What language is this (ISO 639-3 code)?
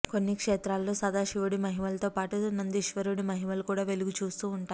tel